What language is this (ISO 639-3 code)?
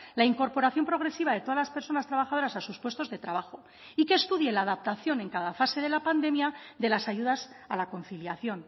spa